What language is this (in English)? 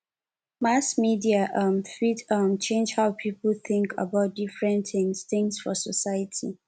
Nigerian Pidgin